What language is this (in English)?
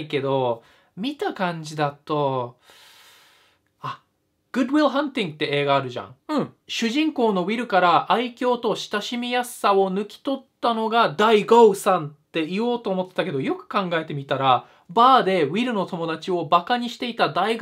Japanese